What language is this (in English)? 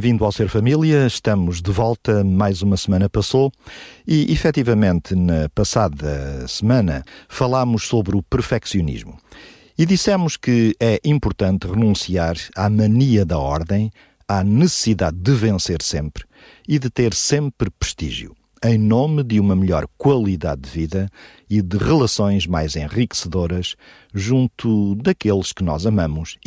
Portuguese